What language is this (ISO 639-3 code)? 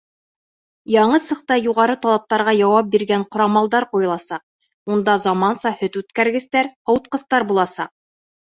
bak